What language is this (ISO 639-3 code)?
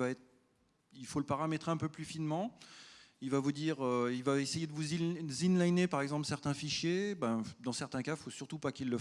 fra